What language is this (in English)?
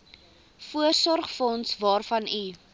Afrikaans